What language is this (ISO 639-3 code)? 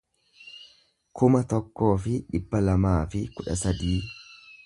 orm